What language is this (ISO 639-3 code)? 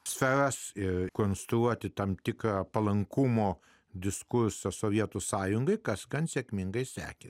lit